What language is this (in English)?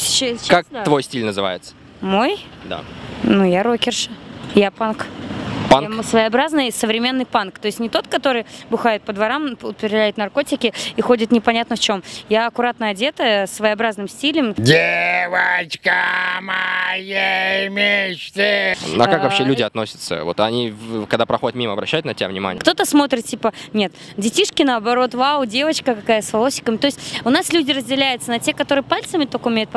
Russian